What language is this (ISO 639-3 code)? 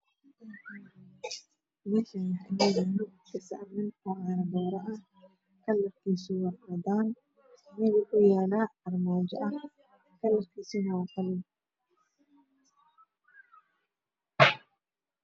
som